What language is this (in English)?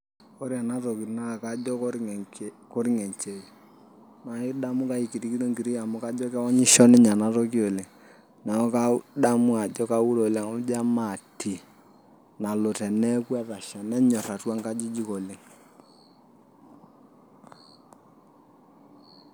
Masai